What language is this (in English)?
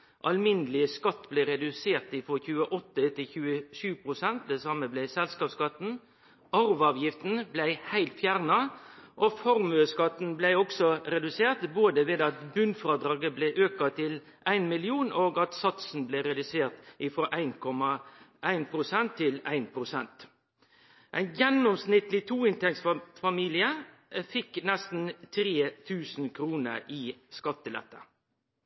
Norwegian Nynorsk